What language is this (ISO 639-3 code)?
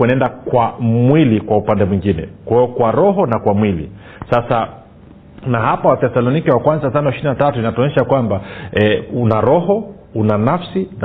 swa